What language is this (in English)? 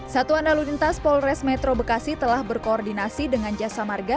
Indonesian